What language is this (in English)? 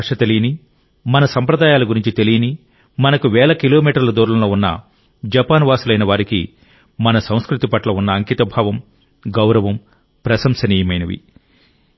Telugu